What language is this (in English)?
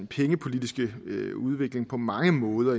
Danish